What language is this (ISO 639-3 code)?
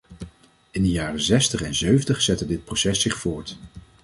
nld